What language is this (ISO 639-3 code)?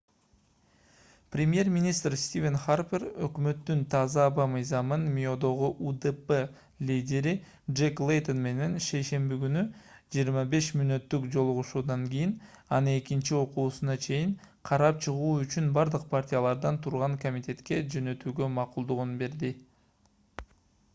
kir